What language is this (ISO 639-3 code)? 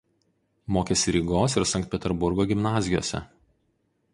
lit